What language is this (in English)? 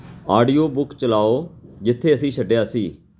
Punjabi